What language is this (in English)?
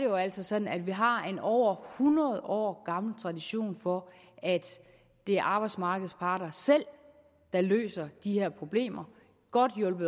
Danish